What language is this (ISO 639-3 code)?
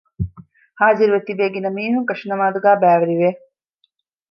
div